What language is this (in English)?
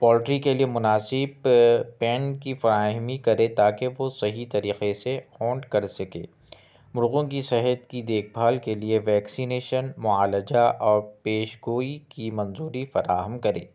Urdu